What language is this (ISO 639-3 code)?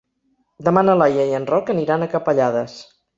cat